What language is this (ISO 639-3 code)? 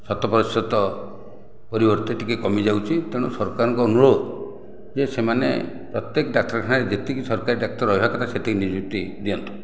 ori